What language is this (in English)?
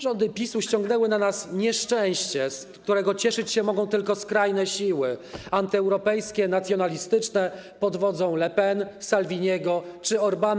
Polish